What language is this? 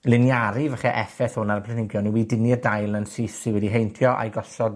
Welsh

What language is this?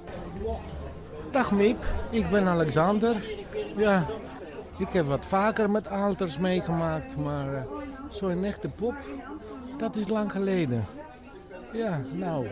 Dutch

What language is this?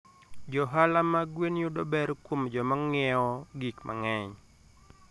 Luo (Kenya and Tanzania)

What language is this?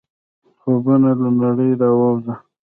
Pashto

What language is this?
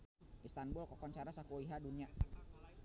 Sundanese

